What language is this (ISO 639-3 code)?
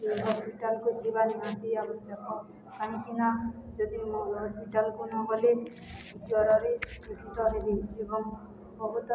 ori